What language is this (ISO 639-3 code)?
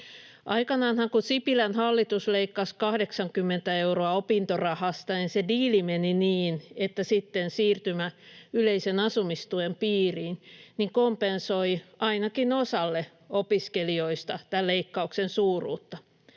fin